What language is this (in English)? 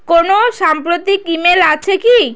Bangla